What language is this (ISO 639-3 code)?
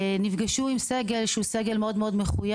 heb